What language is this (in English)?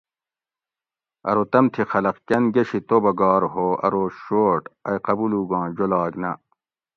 Gawri